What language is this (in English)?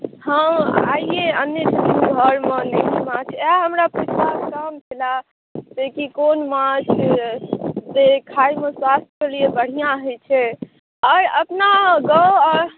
Maithili